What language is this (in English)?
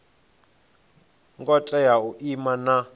Venda